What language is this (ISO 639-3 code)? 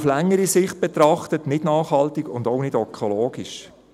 gsw